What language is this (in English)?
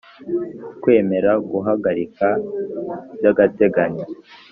Kinyarwanda